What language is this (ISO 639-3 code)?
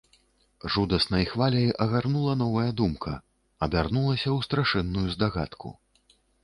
bel